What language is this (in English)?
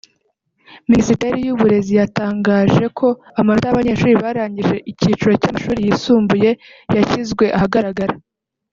Kinyarwanda